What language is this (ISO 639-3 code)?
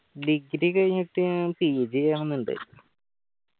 mal